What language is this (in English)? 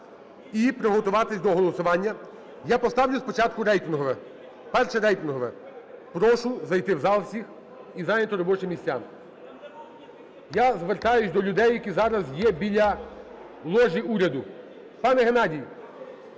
Ukrainian